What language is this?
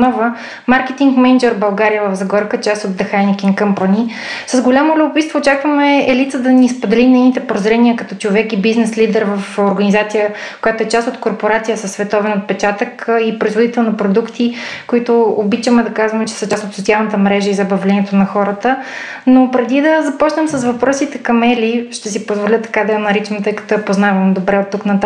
Bulgarian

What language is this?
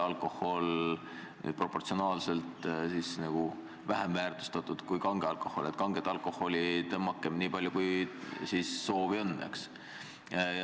Estonian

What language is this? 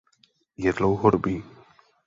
Czech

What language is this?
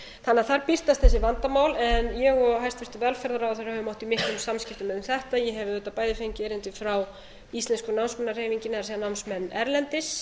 Icelandic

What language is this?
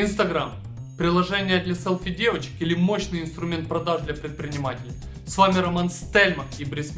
Russian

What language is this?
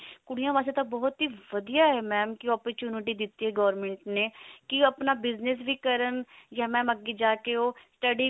Punjabi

